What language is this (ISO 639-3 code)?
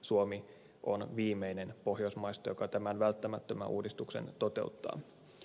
fin